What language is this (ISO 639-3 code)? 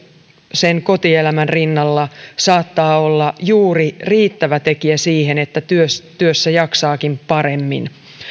fin